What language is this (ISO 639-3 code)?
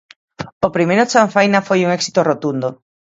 glg